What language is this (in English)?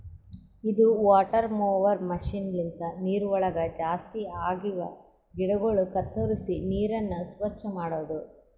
Kannada